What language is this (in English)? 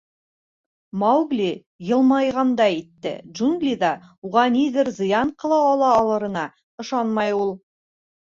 Bashkir